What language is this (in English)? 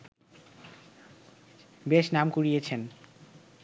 Bangla